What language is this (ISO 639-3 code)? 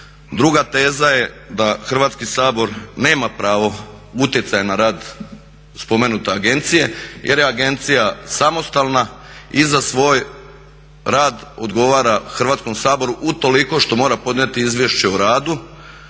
hrv